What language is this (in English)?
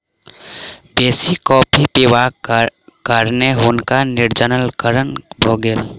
Maithili